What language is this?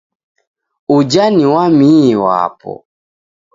Taita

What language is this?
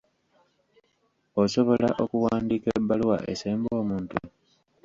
Ganda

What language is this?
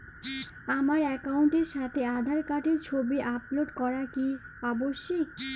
Bangla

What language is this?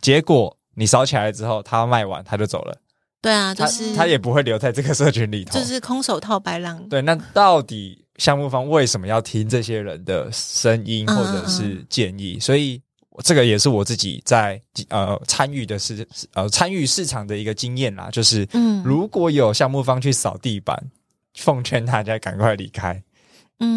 Chinese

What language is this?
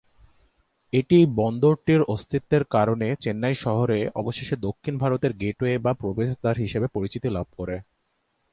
Bangla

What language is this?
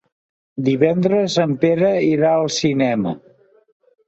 Catalan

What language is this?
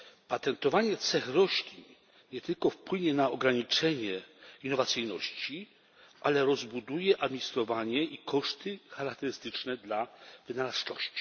Polish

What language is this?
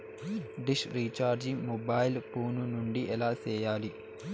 Telugu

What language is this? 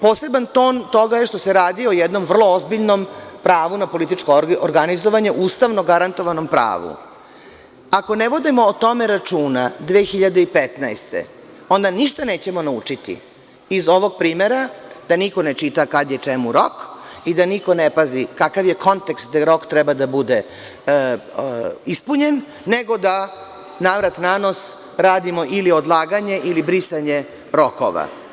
Serbian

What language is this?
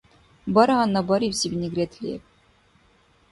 Dargwa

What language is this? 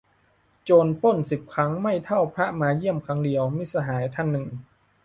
Thai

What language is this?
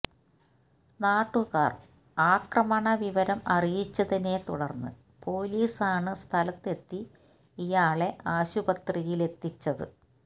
Malayalam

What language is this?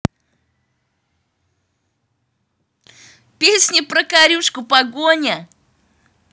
Russian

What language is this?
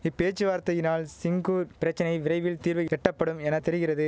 Tamil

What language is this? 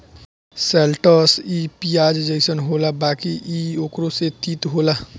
Bhojpuri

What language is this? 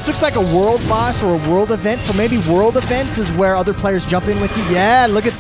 English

